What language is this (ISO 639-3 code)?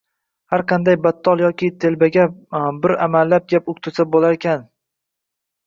uzb